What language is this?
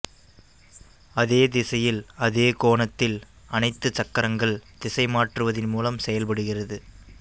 Tamil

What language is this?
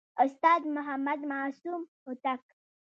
Pashto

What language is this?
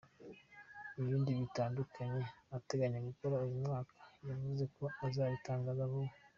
Kinyarwanda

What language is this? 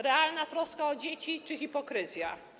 Polish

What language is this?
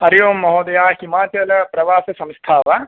Sanskrit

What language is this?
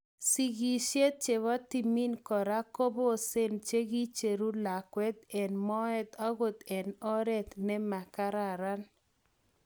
Kalenjin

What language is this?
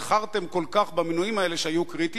Hebrew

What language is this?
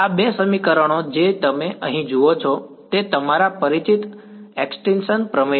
Gujarati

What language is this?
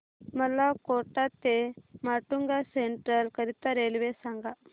Marathi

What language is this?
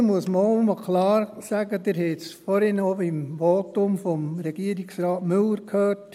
Swiss German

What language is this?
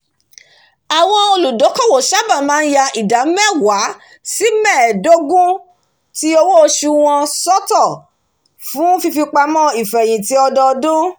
Yoruba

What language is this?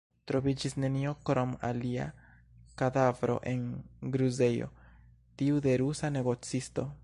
Esperanto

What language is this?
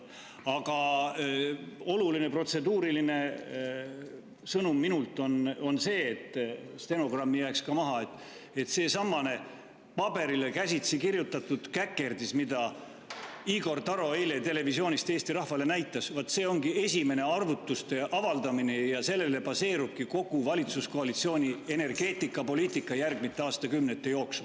Estonian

